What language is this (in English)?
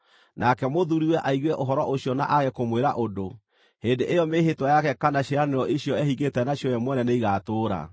Kikuyu